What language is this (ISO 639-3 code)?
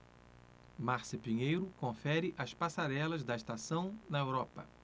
por